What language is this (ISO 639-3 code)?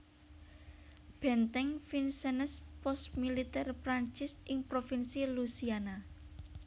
jav